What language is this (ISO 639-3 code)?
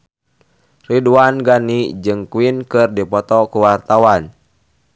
sun